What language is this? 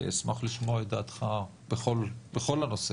Hebrew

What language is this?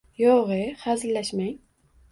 Uzbek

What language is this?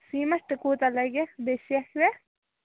Kashmiri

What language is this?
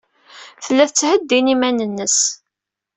Kabyle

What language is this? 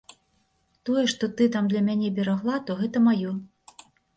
Belarusian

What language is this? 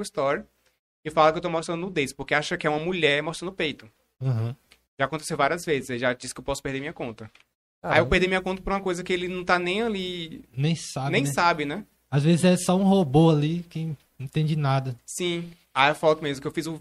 Portuguese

